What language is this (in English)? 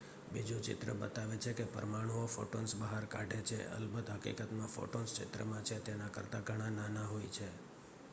Gujarati